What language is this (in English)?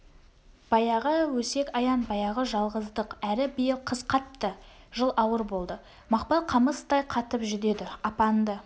Kazakh